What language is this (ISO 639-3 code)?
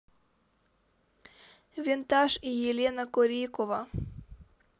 rus